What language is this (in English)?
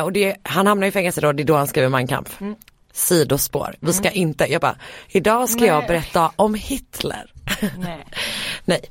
Swedish